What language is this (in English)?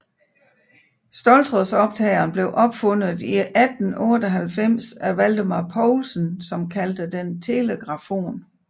Danish